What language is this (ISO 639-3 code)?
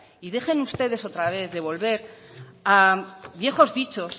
spa